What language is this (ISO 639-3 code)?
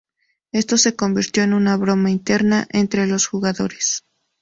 spa